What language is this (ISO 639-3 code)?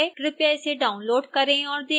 hin